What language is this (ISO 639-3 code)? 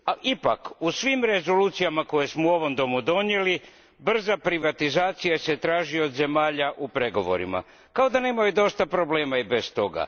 hrv